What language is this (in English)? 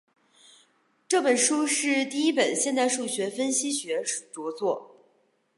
Chinese